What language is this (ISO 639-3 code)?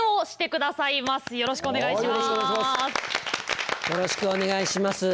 jpn